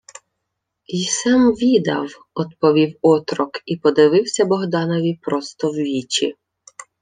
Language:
Ukrainian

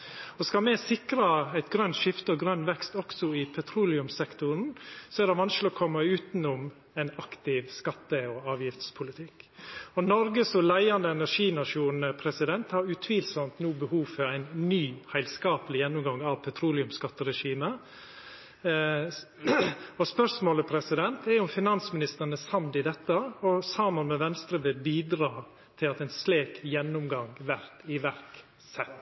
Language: Norwegian Nynorsk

